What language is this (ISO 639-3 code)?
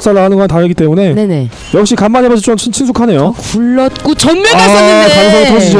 kor